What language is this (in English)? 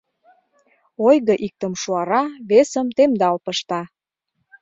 Mari